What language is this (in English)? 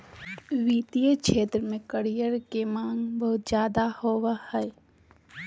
Magahi